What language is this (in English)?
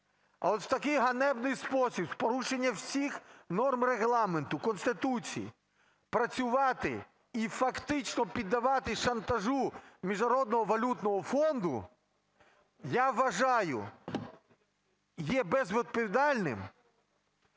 Ukrainian